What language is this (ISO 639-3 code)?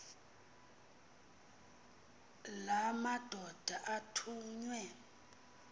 xho